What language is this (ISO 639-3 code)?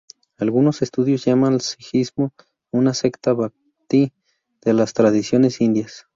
spa